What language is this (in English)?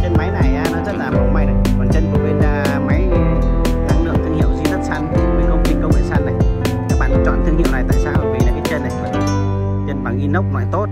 Vietnamese